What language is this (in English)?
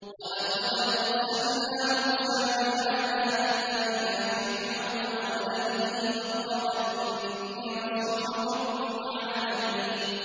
Arabic